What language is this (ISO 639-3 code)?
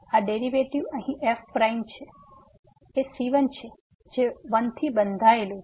guj